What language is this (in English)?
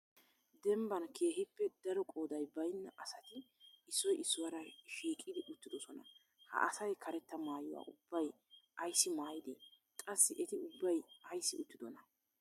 Wolaytta